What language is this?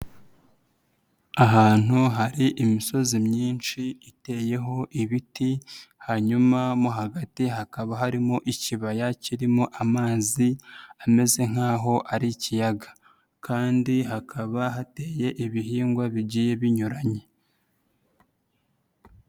Kinyarwanda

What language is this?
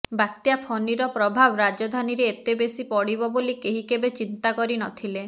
Odia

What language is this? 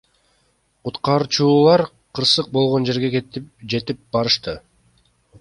Kyrgyz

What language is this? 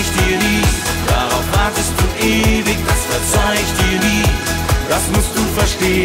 German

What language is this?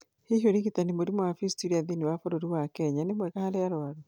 Kikuyu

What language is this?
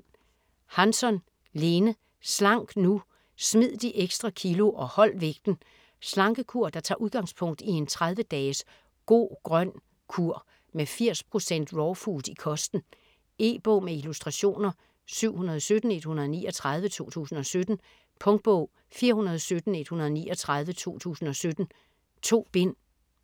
Danish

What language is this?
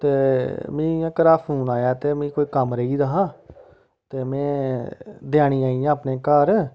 Dogri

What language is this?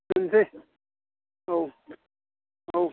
Bodo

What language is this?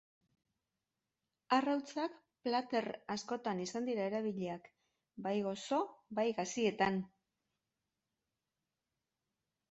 Basque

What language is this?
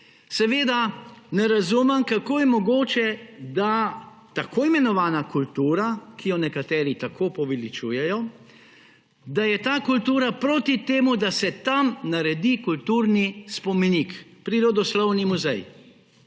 Slovenian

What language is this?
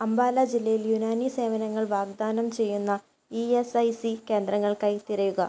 Malayalam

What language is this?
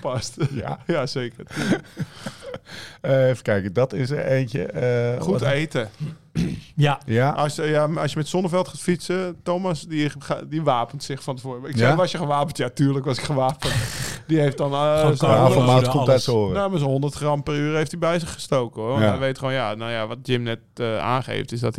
Dutch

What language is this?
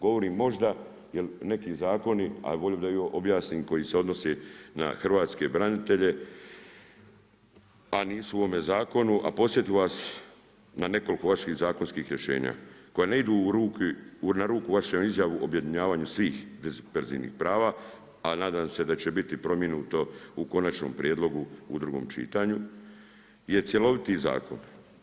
Croatian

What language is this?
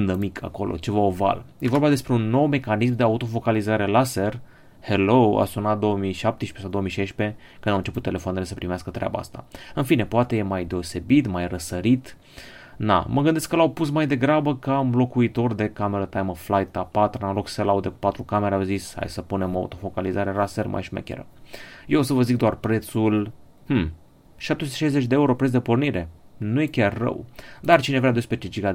Romanian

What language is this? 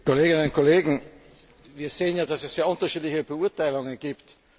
German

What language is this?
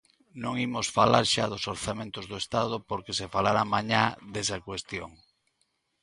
Galician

